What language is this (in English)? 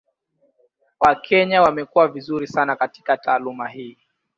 Swahili